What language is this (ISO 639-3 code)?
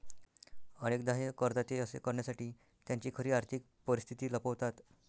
mar